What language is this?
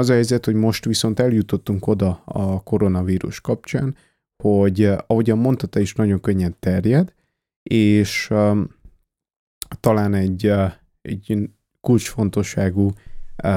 Hungarian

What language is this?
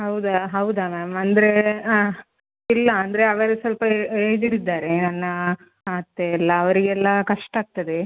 Kannada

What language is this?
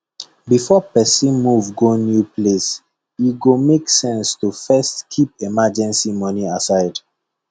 Nigerian Pidgin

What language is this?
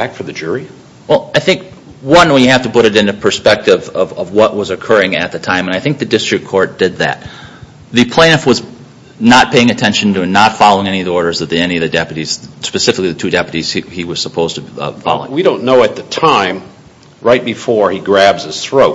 English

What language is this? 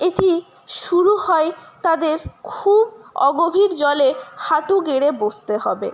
Bangla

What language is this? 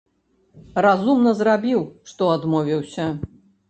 Belarusian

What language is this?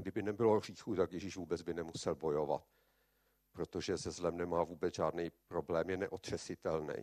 Czech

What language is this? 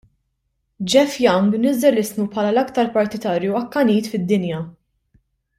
Maltese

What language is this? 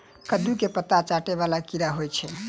Maithili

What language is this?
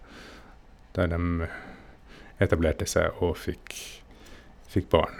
Norwegian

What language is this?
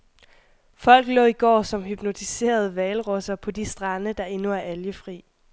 Danish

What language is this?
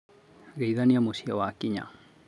Kikuyu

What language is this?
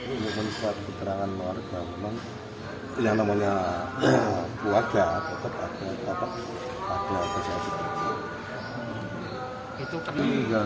Indonesian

